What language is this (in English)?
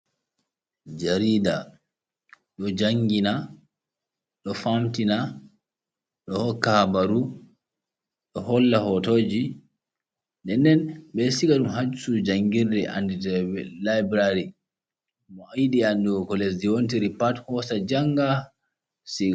Fula